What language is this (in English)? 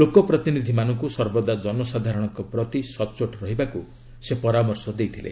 Odia